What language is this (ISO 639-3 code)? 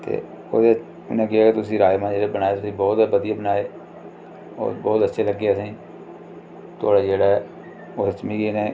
doi